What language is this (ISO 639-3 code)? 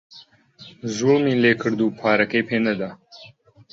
ckb